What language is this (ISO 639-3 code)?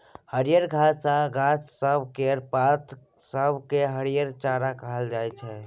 mai